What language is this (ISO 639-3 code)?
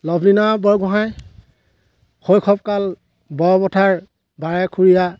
asm